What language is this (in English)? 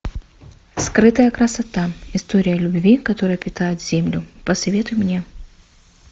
Russian